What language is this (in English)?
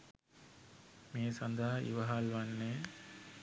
Sinhala